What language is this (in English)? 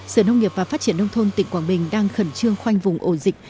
Vietnamese